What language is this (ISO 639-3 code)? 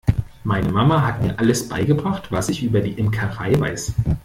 deu